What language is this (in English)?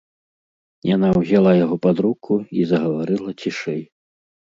Belarusian